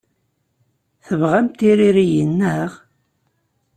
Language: Kabyle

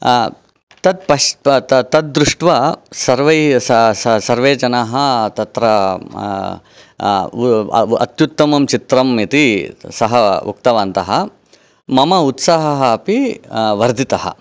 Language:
Sanskrit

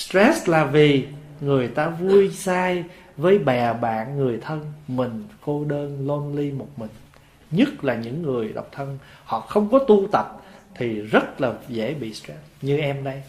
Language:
Vietnamese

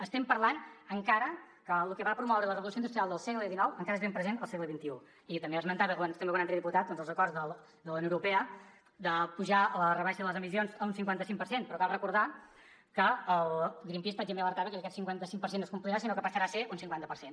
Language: Catalan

